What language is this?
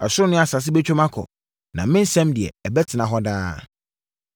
Akan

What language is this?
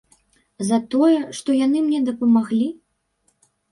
Belarusian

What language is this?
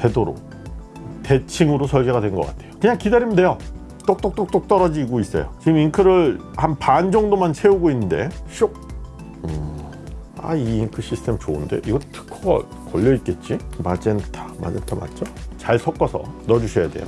Korean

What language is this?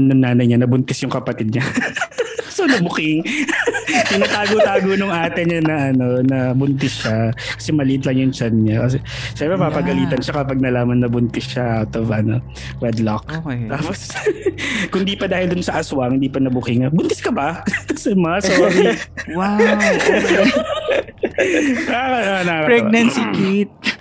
Filipino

